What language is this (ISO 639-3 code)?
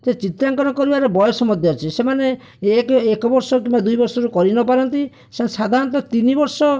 ori